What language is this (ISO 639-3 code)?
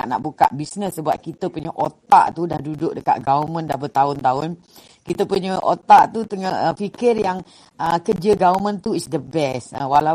msa